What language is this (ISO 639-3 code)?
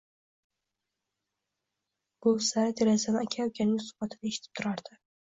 uzb